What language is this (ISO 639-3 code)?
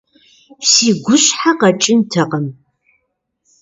kbd